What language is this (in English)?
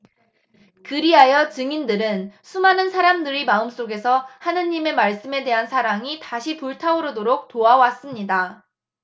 Korean